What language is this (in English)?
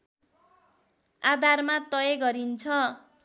Nepali